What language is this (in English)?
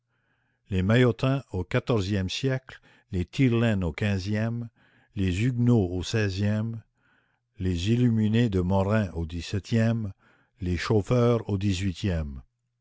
French